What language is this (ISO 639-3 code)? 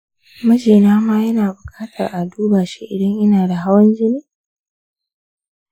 hau